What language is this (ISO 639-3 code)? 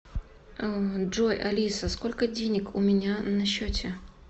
rus